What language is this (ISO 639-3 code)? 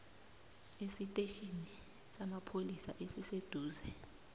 nbl